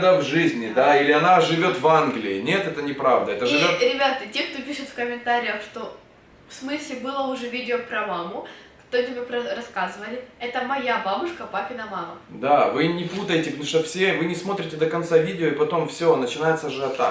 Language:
Russian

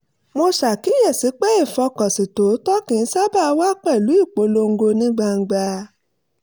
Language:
Yoruba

